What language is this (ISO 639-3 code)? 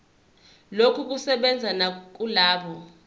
zul